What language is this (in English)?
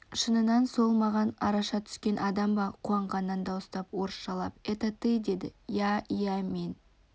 Kazakh